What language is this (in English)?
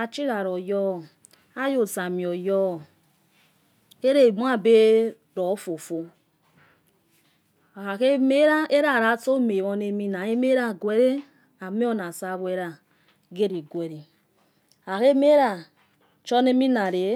Yekhee